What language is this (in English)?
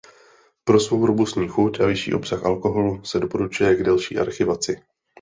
Czech